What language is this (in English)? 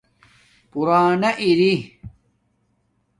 Domaaki